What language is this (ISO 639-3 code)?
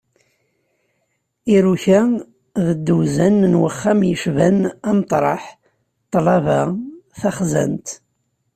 kab